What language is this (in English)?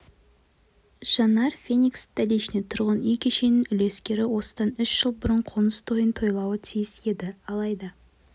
Kazakh